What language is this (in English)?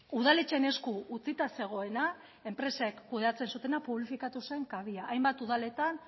Basque